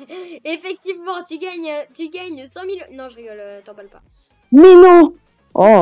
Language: French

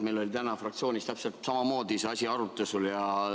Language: Estonian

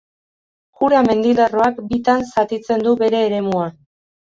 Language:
Basque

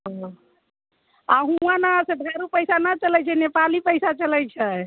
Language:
Maithili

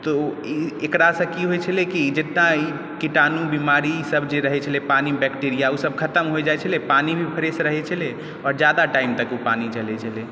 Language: Maithili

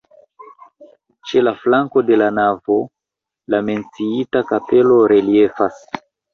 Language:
Esperanto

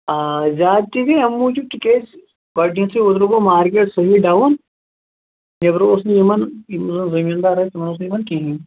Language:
Kashmiri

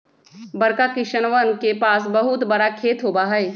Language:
Magahi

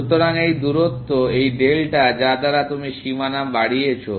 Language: Bangla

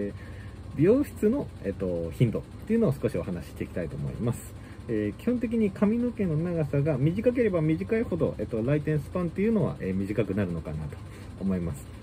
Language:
Japanese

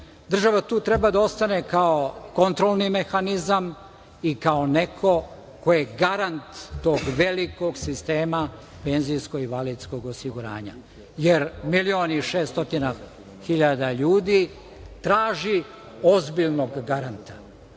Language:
Serbian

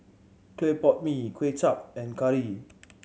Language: English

